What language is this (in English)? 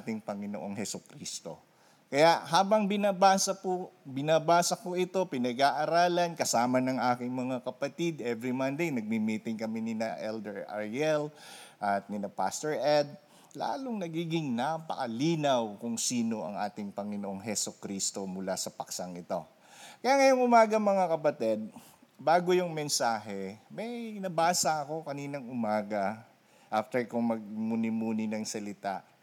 Filipino